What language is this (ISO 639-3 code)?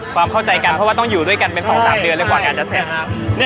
tha